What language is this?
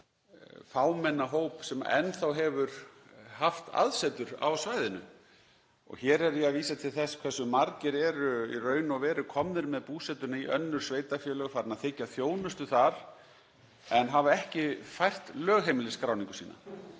Icelandic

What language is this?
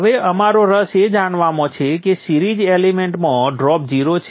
Gujarati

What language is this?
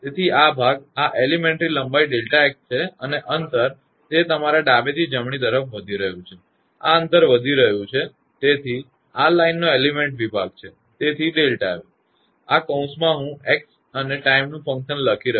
Gujarati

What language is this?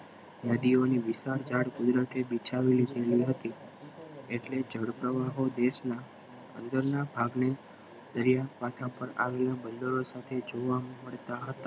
Gujarati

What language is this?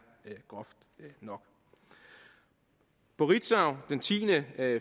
Danish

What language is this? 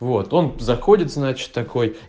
Russian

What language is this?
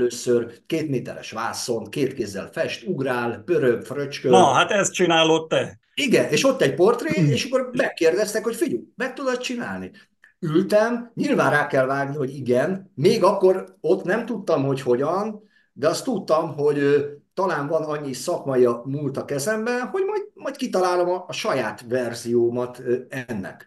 Hungarian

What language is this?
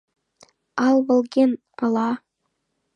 Mari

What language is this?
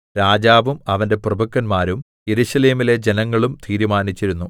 Malayalam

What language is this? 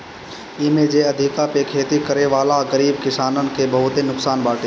Bhojpuri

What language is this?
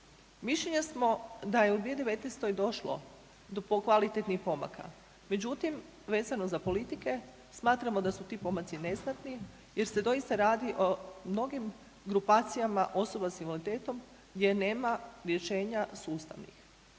Croatian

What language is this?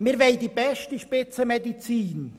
Swiss German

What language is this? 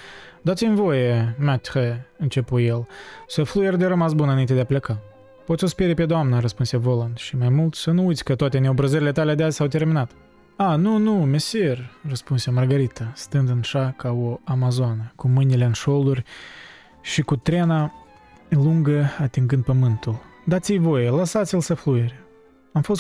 Romanian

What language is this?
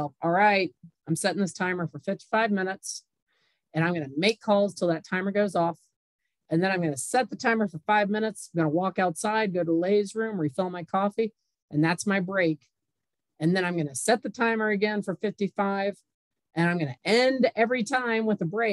English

